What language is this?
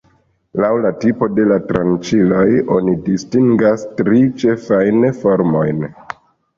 Esperanto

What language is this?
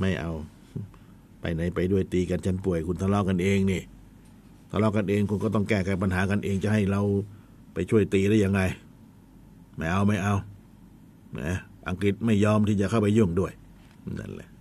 Thai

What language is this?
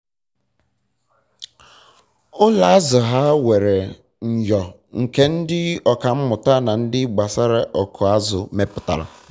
Igbo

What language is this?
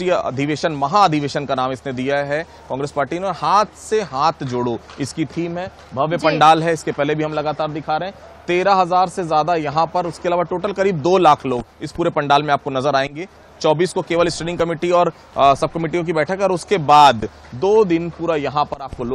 Hindi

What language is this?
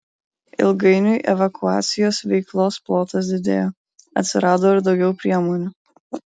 Lithuanian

